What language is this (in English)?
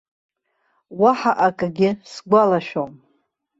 Abkhazian